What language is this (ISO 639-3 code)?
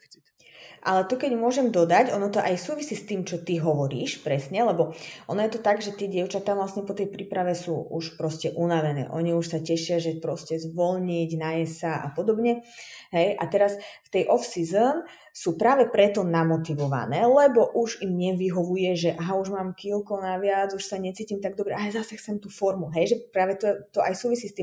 slk